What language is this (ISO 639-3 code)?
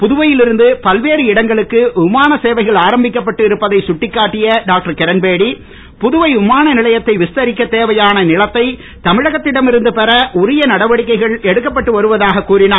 tam